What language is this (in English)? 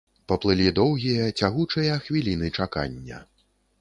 Belarusian